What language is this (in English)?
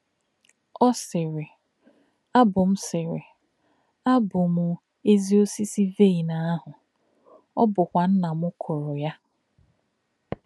Igbo